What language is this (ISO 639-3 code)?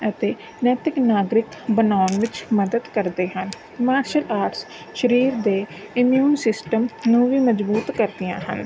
pan